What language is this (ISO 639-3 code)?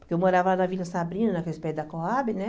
por